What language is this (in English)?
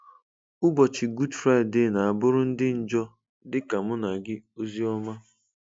Igbo